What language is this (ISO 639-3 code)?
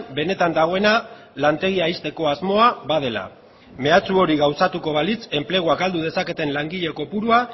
eus